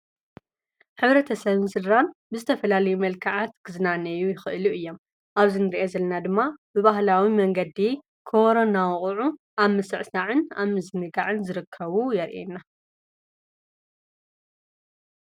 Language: Tigrinya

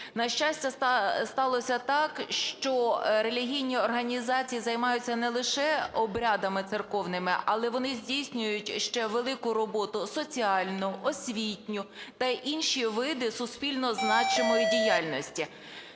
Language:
Ukrainian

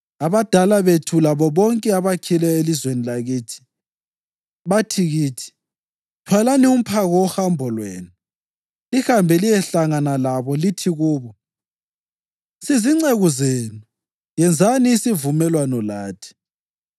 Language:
North Ndebele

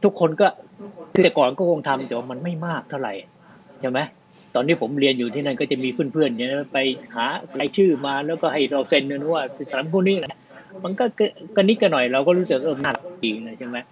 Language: Thai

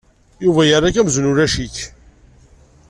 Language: Kabyle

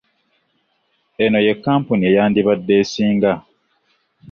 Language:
Ganda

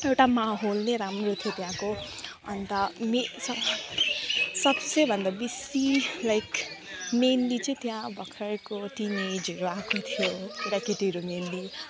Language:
Nepali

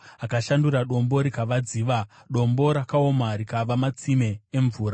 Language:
Shona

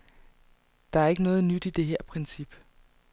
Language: Danish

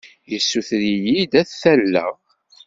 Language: Kabyle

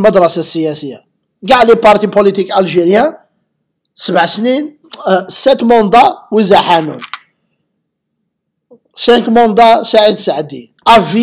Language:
Arabic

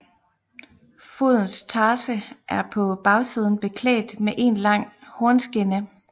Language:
Danish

